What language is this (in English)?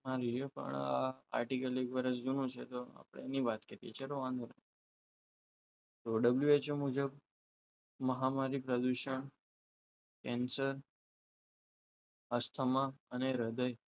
Gujarati